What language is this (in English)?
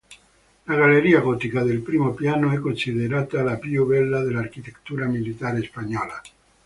Italian